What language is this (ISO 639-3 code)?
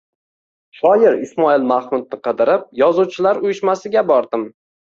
uzb